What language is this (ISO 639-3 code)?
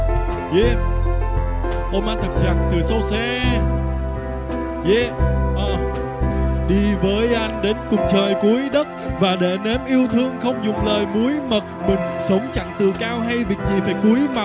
vie